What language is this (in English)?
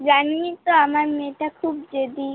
Bangla